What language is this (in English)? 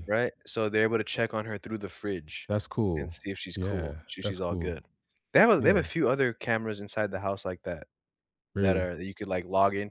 English